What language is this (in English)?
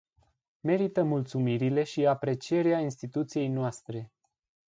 Romanian